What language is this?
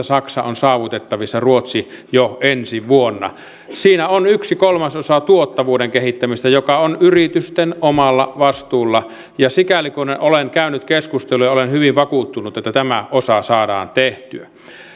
Finnish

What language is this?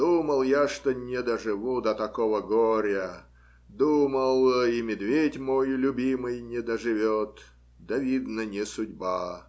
Russian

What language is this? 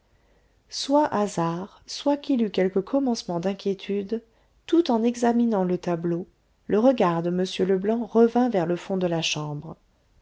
French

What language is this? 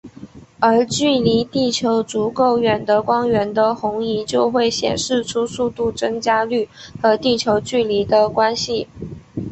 Chinese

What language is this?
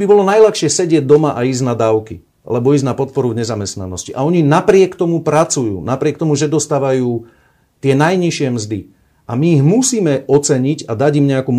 Slovak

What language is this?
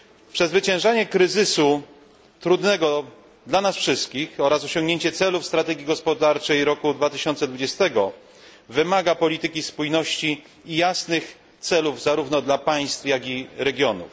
Polish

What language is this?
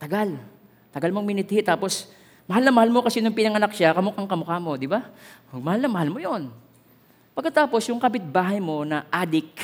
Filipino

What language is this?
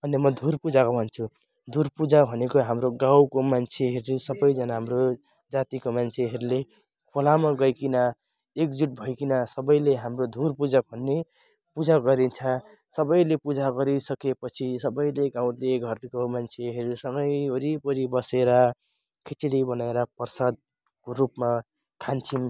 Nepali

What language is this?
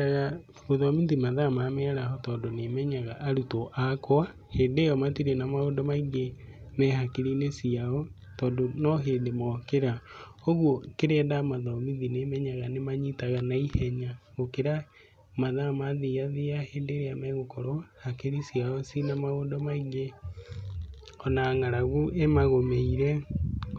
Kikuyu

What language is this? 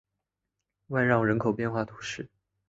Chinese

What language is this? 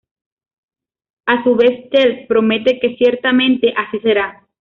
Spanish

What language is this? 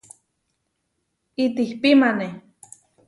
Huarijio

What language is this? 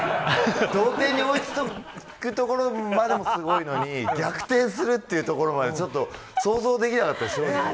Japanese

